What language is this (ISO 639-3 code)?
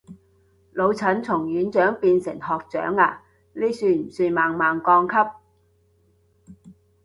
yue